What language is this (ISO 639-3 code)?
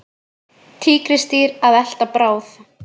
isl